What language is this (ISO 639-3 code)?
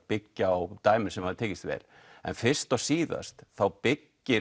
isl